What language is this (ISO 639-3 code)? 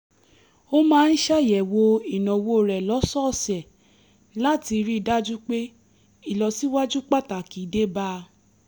yor